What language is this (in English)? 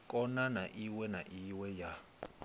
Venda